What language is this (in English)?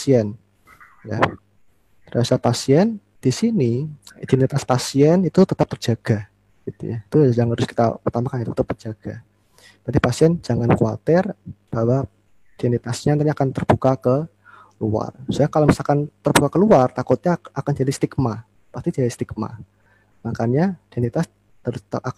Indonesian